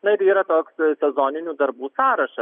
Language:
Lithuanian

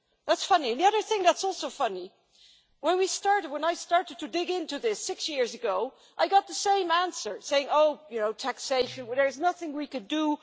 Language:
English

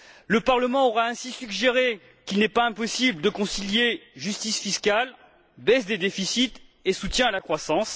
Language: French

